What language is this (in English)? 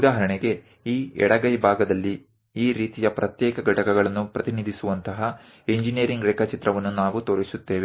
Kannada